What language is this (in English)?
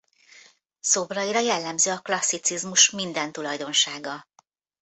Hungarian